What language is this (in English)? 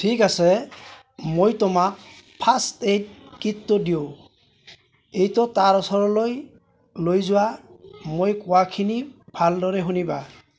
Assamese